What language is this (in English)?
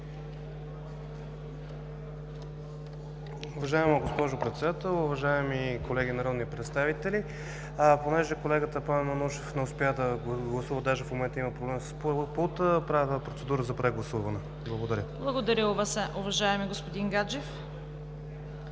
Bulgarian